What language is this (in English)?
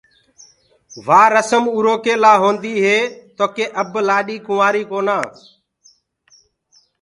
Gurgula